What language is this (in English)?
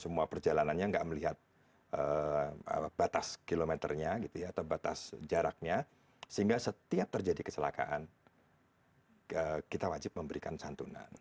Indonesian